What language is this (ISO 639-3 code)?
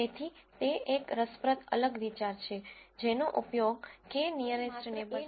guj